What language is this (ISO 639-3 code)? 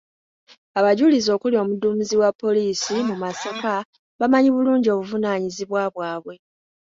lug